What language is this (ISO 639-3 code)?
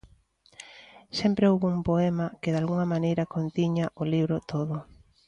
glg